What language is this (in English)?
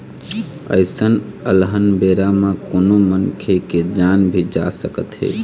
Chhattisgarhi